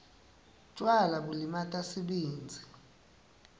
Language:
Swati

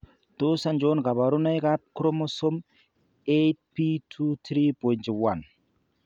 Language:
Kalenjin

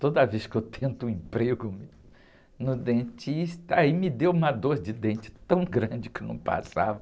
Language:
Portuguese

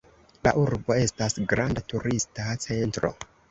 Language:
Esperanto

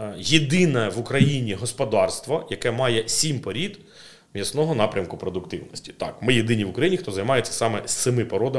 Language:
Ukrainian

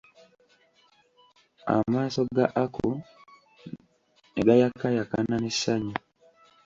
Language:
Ganda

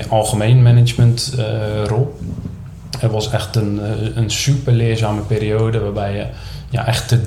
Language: Dutch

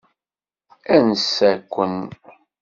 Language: Kabyle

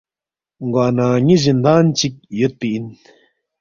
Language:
Balti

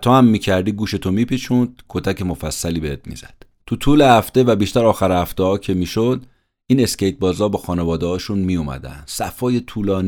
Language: Persian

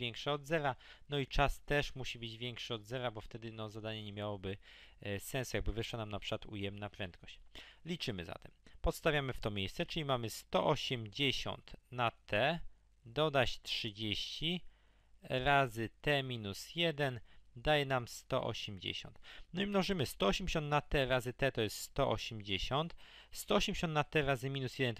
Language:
Polish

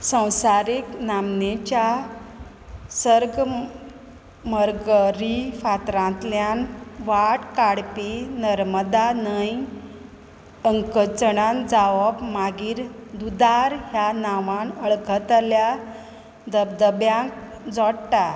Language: Konkani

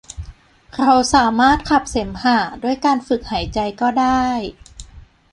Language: Thai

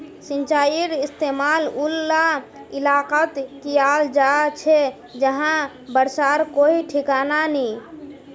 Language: Magahi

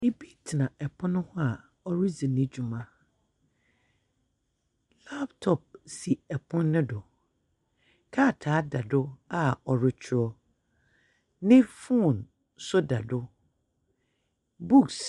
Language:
Akan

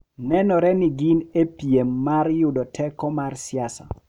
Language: Luo (Kenya and Tanzania)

